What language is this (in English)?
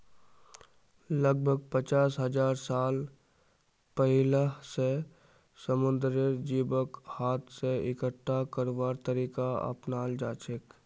Magahi